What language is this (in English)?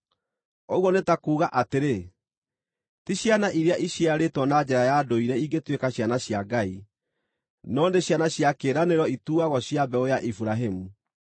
Kikuyu